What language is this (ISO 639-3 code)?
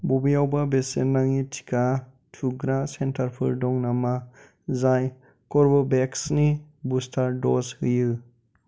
brx